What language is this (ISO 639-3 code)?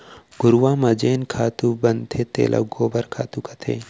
hne